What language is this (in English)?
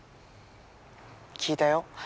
Japanese